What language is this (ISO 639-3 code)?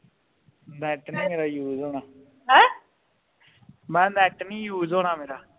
pan